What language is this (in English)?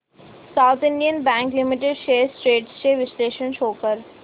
Marathi